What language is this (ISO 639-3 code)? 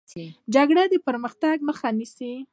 pus